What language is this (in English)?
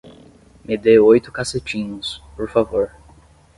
Portuguese